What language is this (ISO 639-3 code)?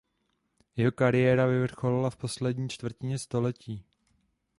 ces